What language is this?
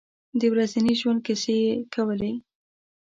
Pashto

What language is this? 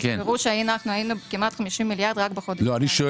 Hebrew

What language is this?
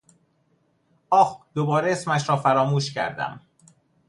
Persian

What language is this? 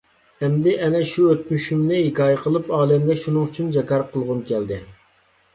Uyghur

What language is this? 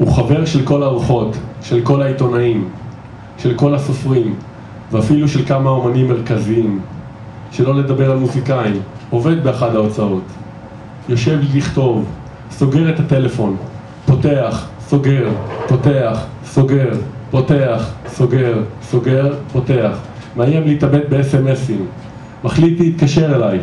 Hebrew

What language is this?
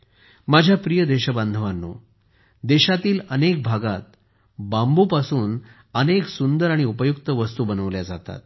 Marathi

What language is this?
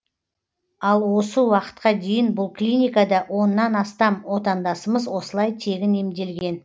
Kazakh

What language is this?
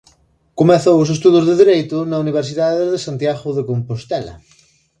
Galician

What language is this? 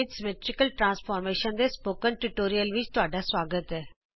Punjabi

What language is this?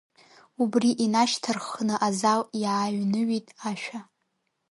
Abkhazian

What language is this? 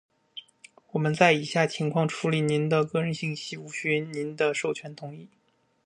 Chinese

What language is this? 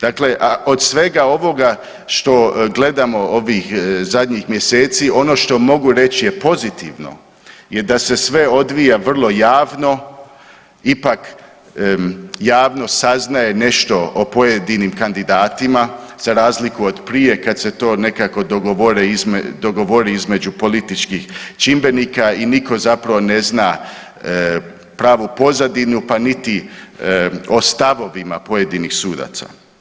Croatian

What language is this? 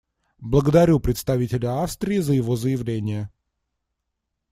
Russian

